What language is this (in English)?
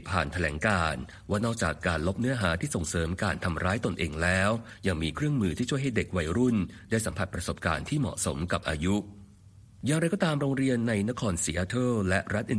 Thai